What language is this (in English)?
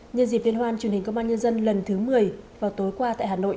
Vietnamese